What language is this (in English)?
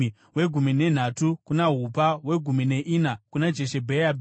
Shona